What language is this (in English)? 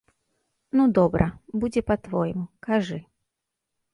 Belarusian